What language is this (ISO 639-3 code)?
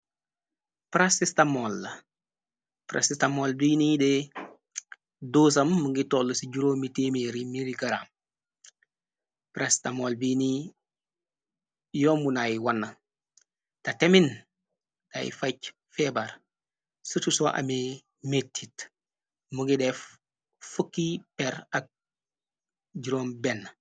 wol